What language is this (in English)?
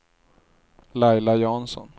Swedish